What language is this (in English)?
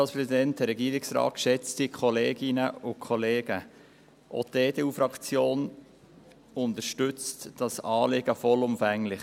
Swiss German